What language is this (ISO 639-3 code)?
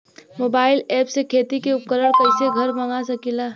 bho